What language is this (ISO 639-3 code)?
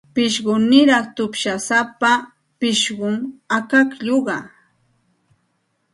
qxt